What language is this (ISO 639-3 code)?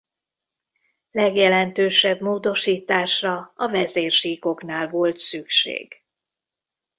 hun